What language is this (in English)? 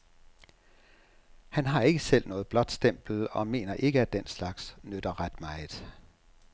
Danish